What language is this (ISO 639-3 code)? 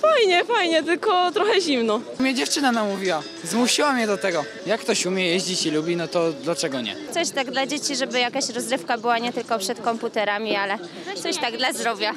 pol